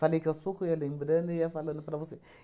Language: Portuguese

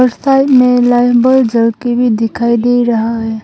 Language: Hindi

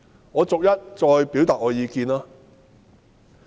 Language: Cantonese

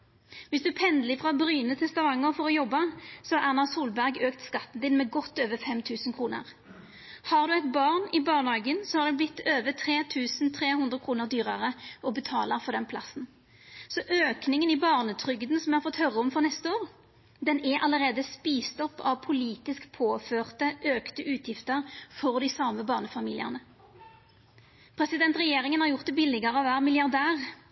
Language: Norwegian Nynorsk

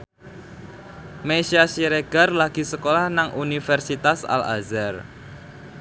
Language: Javanese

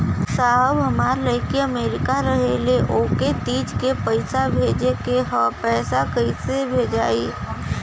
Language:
Bhojpuri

